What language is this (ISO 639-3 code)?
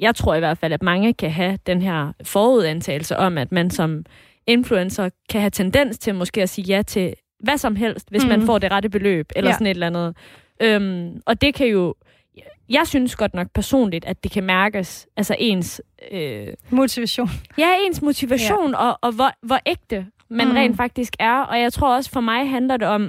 dan